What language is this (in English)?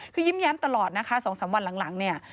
Thai